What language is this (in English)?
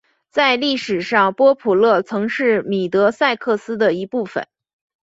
Chinese